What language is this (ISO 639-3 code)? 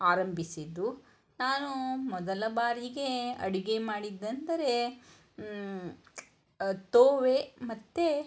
kan